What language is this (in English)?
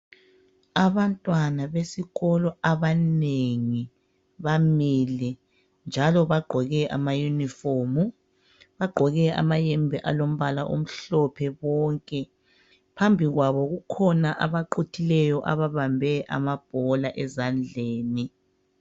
North Ndebele